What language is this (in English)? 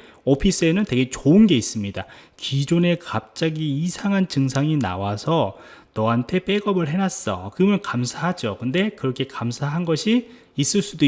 Korean